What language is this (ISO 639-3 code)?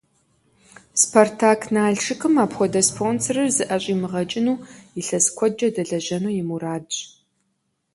kbd